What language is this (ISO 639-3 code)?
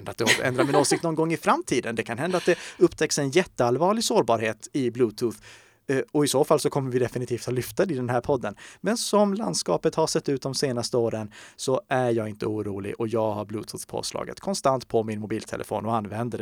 swe